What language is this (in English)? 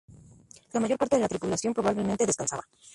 Spanish